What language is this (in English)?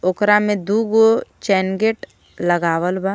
Bhojpuri